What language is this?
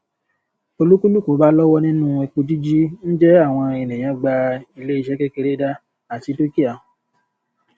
Yoruba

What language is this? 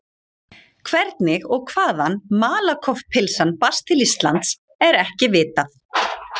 Icelandic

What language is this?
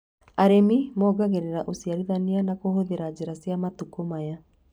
Kikuyu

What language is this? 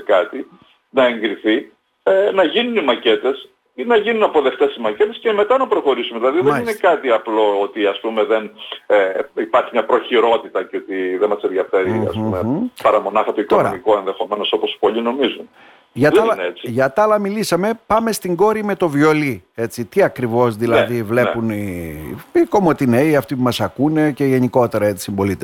Greek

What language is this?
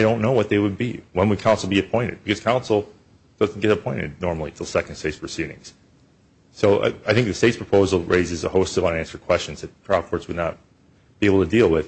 English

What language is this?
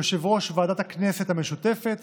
Hebrew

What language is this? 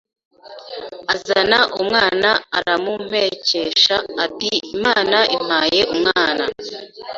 Kinyarwanda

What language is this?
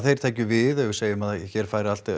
Icelandic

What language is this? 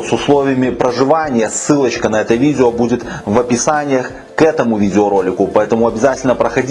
Russian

